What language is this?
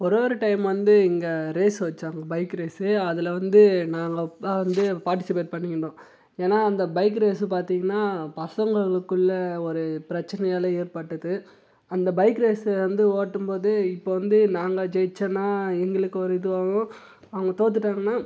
Tamil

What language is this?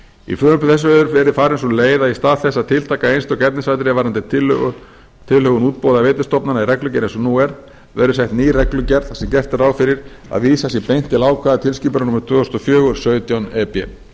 Icelandic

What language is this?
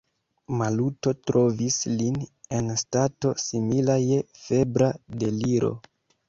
Esperanto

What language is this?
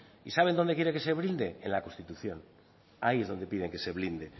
Spanish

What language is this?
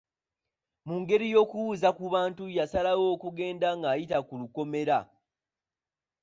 Ganda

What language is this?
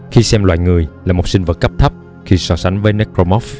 Vietnamese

